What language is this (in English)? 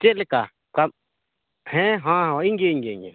Santali